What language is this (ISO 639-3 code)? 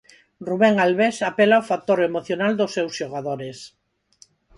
glg